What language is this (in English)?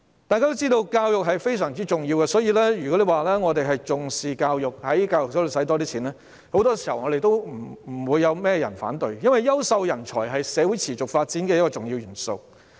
Cantonese